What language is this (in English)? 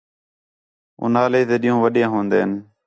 Khetrani